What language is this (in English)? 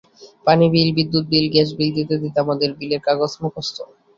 Bangla